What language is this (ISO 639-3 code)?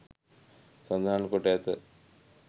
sin